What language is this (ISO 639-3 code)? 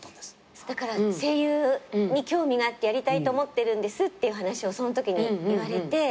jpn